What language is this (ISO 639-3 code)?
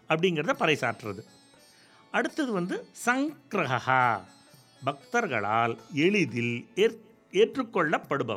tam